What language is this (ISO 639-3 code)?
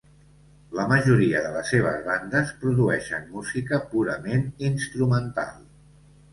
cat